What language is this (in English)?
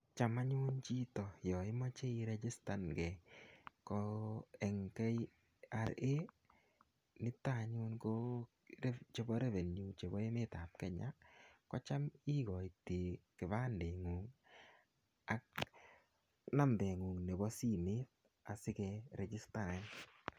Kalenjin